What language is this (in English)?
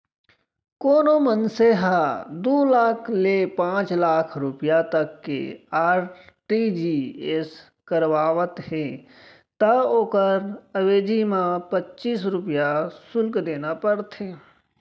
Chhattisgarhi